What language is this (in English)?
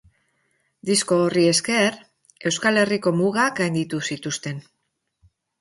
Basque